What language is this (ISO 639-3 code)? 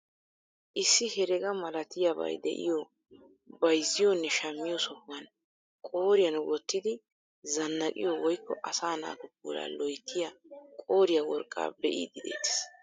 wal